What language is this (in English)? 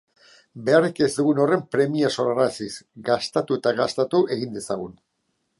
Basque